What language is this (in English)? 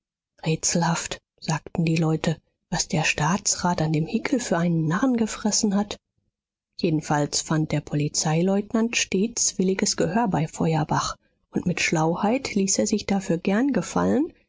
German